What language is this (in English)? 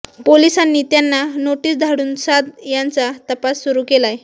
Marathi